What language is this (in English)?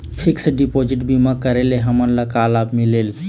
Chhattisgarhi